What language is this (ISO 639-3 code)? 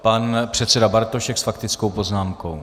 ces